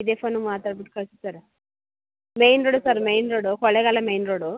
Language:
Kannada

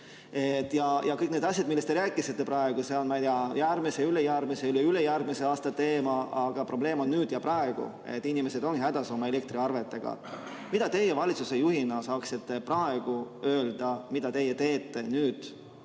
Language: Estonian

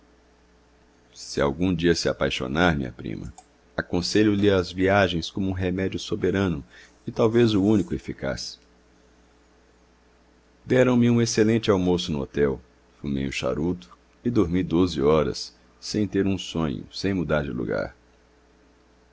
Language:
Portuguese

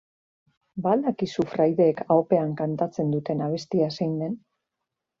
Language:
Basque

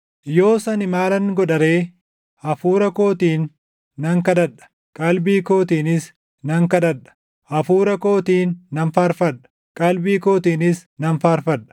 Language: Oromo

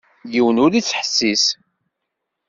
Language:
Kabyle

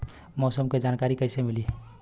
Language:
Bhojpuri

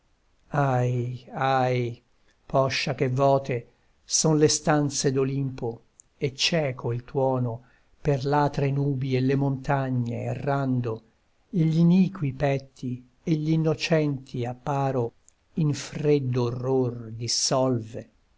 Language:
Italian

